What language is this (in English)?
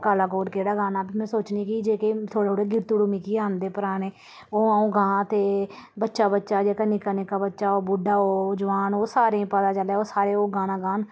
Dogri